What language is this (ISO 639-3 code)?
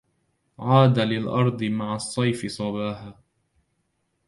ara